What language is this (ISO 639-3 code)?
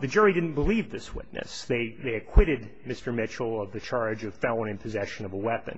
eng